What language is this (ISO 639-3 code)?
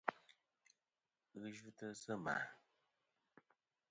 bkm